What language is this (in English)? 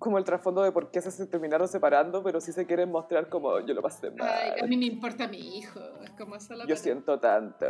Spanish